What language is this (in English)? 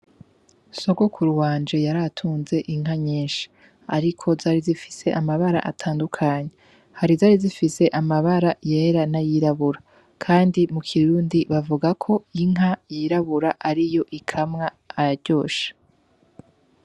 Rundi